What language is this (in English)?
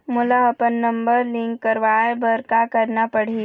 Chhattisgarhi